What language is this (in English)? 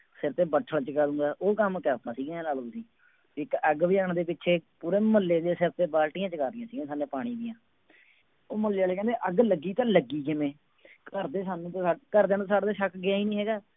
Punjabi